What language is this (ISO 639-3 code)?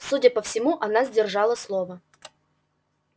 rus